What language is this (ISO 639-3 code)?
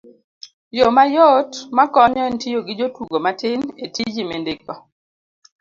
luo